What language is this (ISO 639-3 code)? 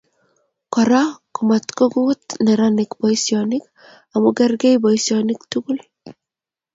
kln